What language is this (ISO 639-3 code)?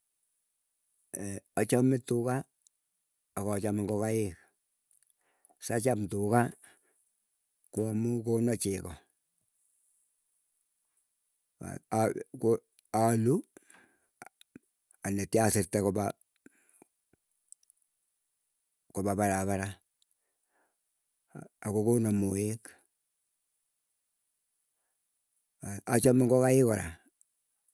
eyo